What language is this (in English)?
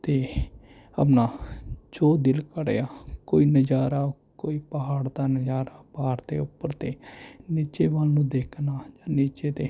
Punjabi